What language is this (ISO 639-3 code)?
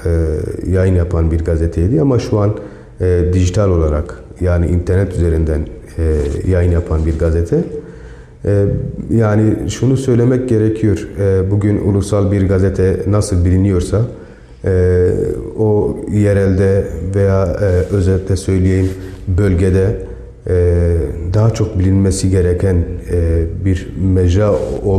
tur